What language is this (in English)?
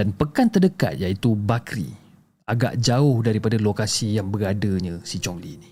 Malay